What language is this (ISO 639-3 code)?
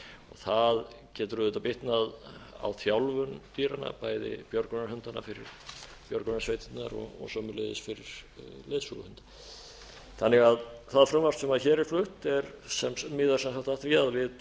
isl